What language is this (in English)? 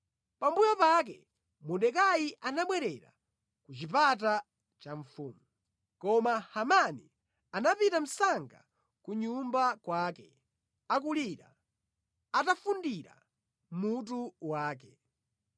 Nyanja